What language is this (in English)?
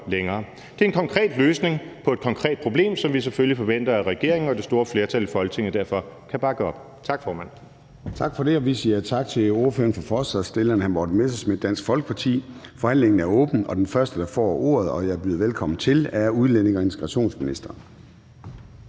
Danish